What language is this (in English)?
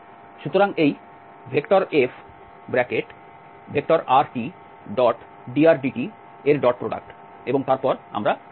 Bangla